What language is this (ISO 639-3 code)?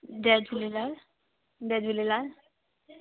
snd